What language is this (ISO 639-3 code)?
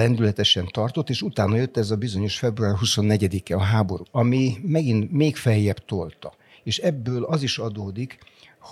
hun